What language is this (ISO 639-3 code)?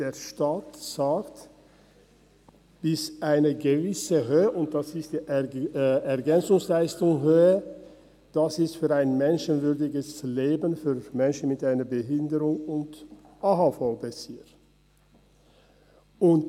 gsw